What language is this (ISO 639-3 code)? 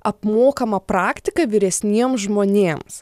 lit